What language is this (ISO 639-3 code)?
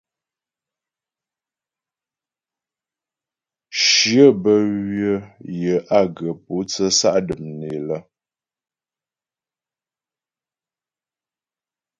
bbj